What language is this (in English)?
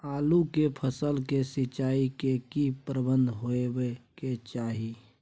Maithili